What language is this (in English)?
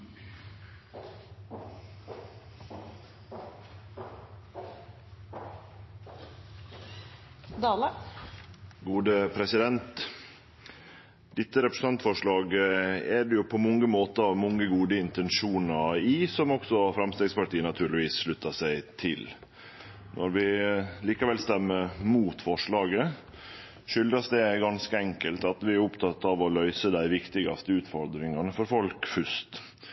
Norwegian Nynorsk